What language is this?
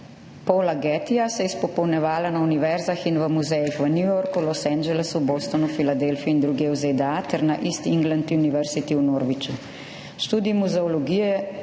Slovenian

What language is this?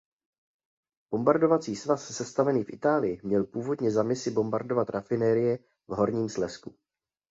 Czech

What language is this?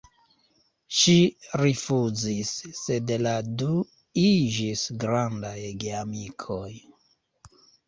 Esperanto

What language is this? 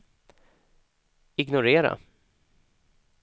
Swedish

